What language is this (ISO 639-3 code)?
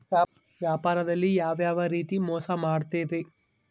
kan